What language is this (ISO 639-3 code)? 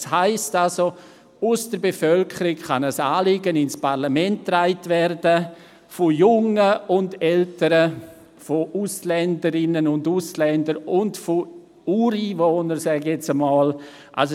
gsw